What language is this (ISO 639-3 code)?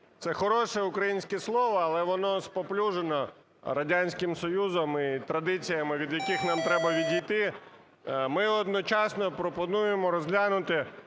ukr